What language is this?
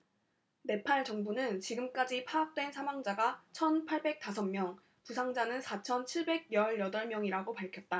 Korean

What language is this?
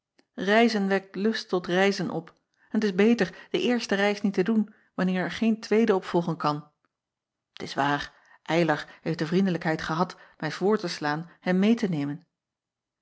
Dutch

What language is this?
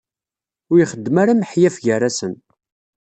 Kabyle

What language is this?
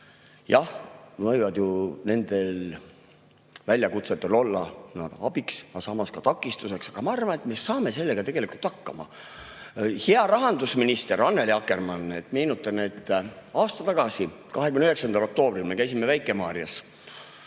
Estonian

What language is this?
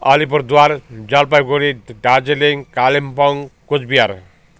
Nepali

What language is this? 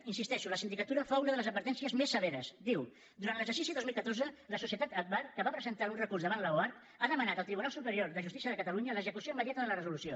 Catalan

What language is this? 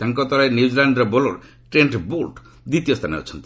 Odia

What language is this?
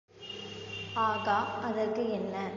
Tamil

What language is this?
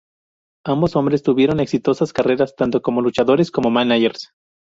Spanish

